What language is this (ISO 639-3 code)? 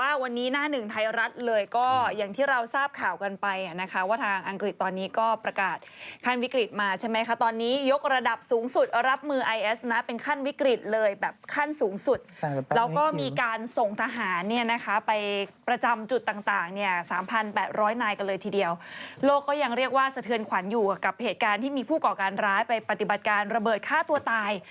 tha